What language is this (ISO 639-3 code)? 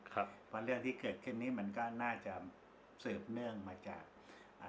tha